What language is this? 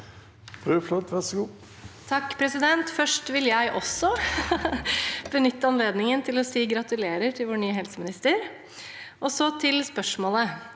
Norwegian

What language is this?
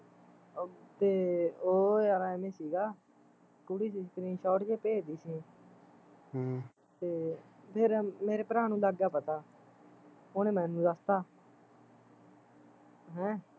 Punjabi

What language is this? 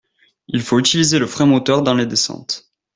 French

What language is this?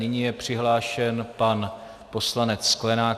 Czech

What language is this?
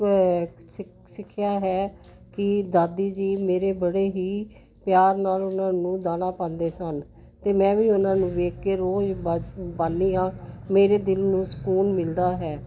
Punjabi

